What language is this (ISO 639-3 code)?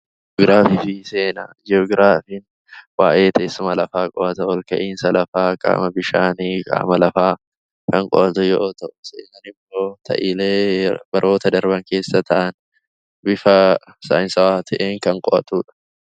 orm